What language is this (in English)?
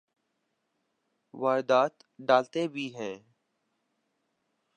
Urdu